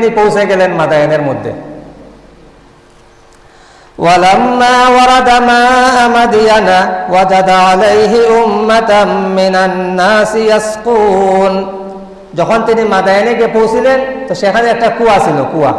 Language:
Indonesian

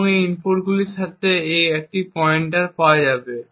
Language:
Bangla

